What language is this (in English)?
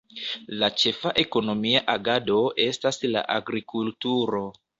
Esperanto